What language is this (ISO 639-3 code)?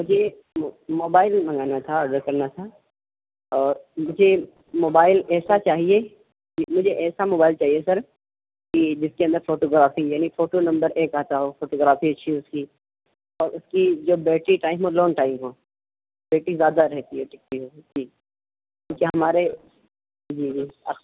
urd